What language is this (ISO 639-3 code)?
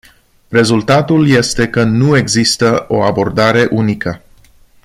ron